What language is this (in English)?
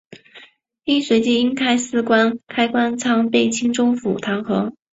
Chinese